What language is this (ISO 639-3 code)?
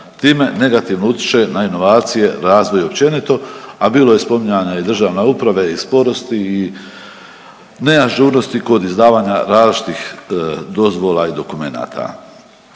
hrv